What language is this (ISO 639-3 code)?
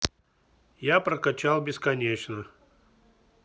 rus